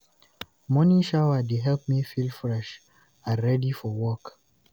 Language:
Nigerian Pidgin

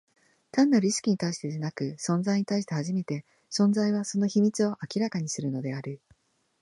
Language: Japanese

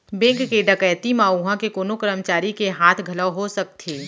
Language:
Chhattisgarhi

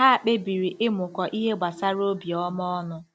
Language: Igbo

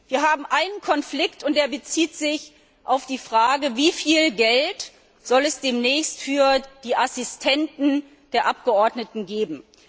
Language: German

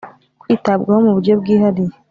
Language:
Kinyarwanda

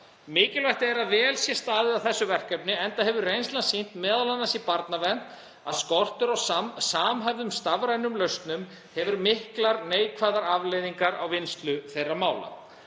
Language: Icelandic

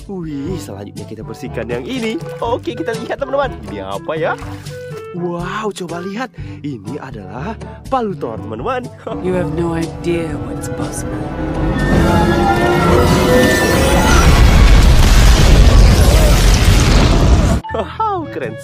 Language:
Indonesian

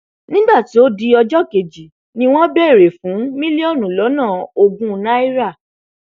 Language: Yoruba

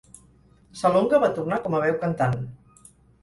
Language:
Catalan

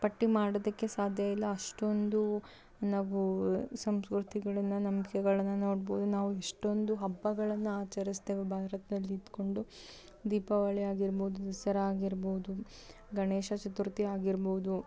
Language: Kannada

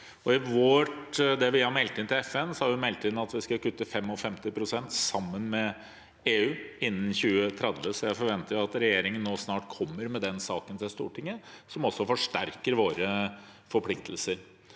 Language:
Norwegian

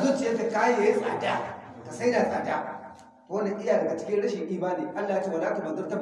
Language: Hausa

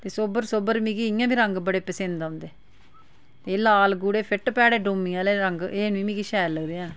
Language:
Dogri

